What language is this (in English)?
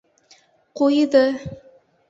Bashkir